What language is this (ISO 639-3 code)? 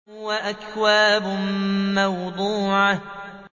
ara